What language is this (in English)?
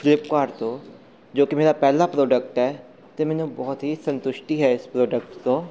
Punjabi